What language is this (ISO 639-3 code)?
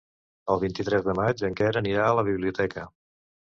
cat